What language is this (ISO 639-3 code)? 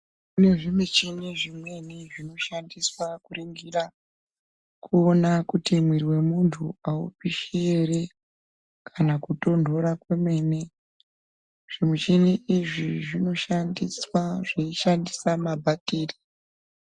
ndc